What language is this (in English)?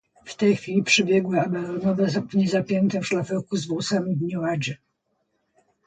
Polish